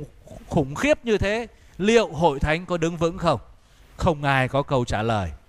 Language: Vietnamese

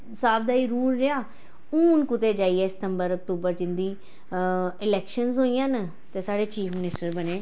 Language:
Dogri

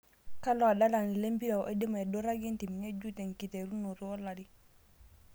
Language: Masai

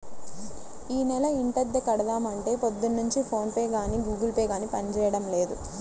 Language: Telugu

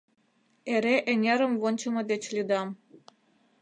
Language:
Mari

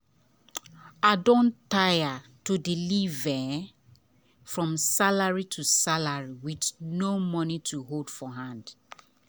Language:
Nigerian Pidgin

